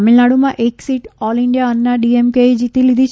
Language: Gujarati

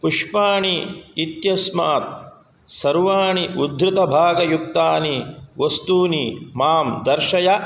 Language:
Sanskrit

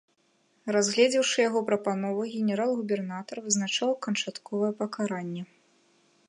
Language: Belarusian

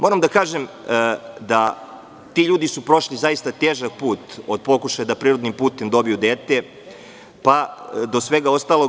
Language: Serbian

